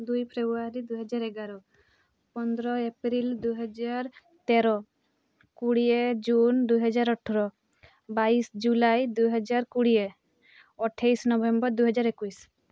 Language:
Odia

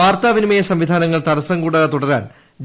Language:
Malayalam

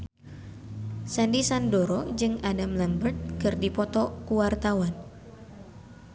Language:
Sundanese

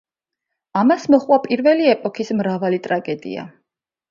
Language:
Georgian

